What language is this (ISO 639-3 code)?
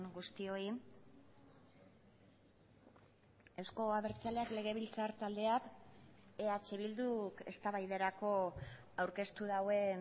eus